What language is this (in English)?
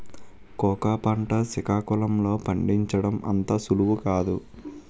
Telugu